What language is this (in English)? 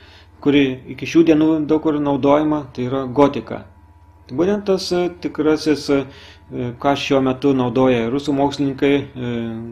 Lithuanian